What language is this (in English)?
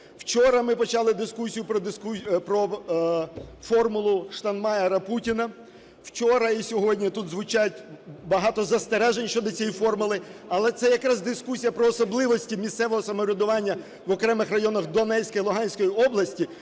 Ukrainian